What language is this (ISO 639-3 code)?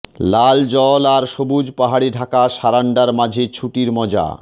ben